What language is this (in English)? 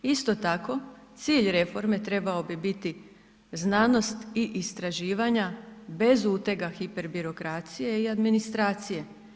Croatian